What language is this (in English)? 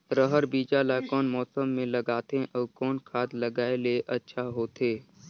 Chhattisgarhi